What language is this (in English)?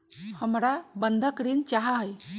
Magahi